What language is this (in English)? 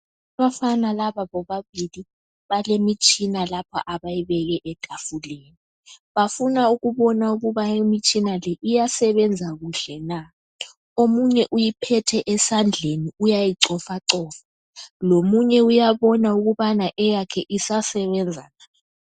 North Ndebele